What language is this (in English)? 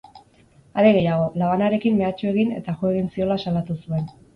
Basque